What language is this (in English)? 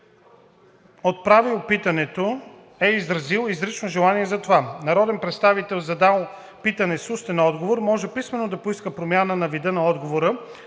Bulgarian